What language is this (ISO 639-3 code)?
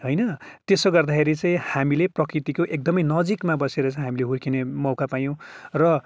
nep